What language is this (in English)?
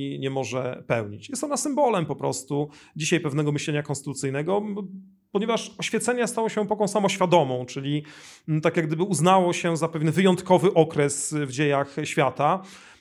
Polish